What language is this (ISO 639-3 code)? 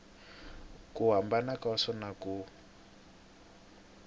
tso